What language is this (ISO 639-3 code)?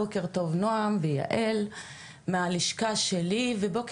heb